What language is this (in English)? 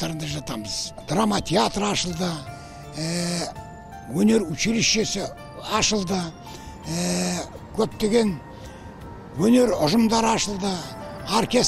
Turkish